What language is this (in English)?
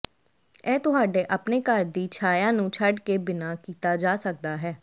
Punjabi